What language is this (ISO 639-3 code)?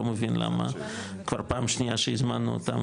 heb